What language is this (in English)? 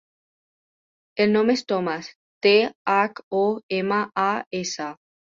Catalan